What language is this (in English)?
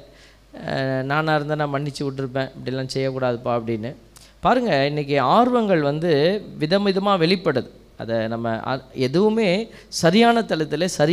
Tamil